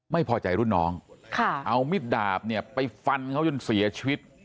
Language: Thai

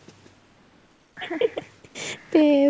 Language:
Punjabi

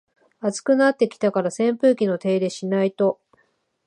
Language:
Japanese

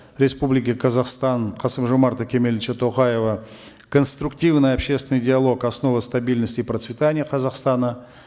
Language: Kazakh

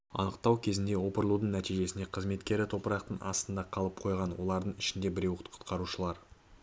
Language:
Kazakh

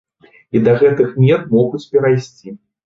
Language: Belarusian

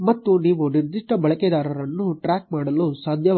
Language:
Kannada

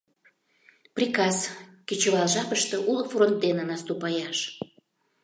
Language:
Mari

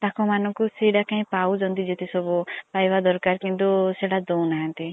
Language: Odia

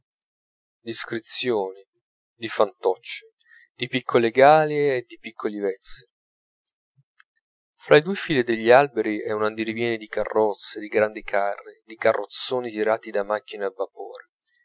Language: Italian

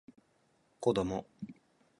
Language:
Japanese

